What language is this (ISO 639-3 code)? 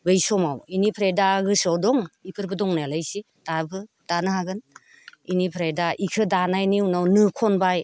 brx